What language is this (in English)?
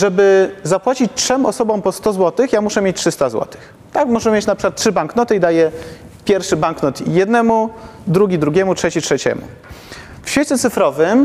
Polish